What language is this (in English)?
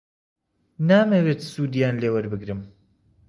Central Kurdish